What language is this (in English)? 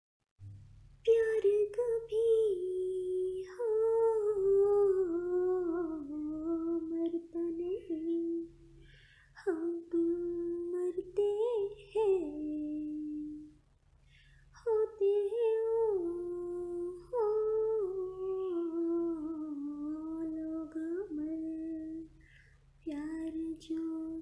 Hindi